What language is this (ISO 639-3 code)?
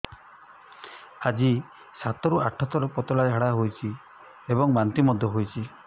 ori